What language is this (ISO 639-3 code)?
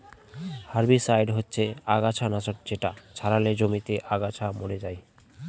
ben